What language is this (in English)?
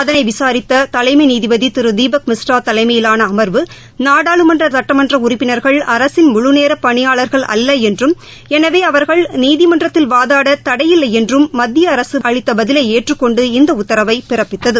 Tamil